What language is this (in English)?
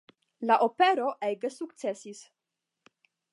Esperanto